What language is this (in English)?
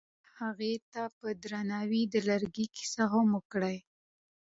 Pashto